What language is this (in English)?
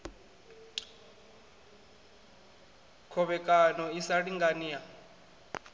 Venda